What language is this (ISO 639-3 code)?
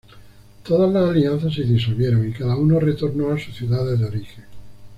spa